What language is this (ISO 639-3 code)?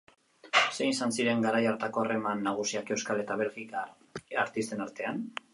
eus